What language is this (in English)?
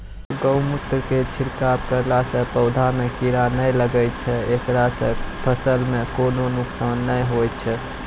Maithili